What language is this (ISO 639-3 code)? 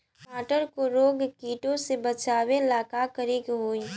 bho